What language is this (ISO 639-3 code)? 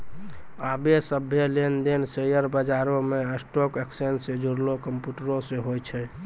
mai